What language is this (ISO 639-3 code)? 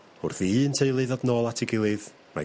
cym